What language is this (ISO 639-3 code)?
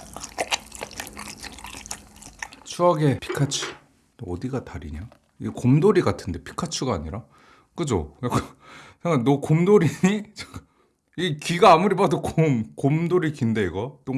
kor